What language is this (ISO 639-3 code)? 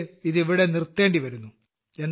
mal